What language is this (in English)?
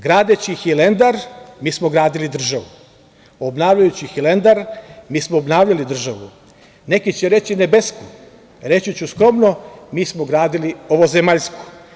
Serbian